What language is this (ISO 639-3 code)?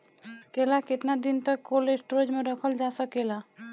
bho